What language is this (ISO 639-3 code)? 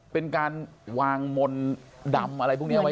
tha